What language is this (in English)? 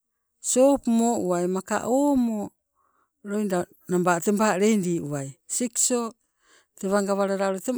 Sibe